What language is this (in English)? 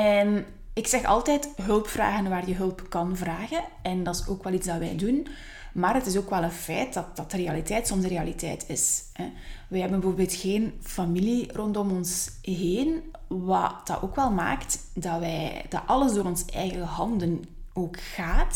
Dutch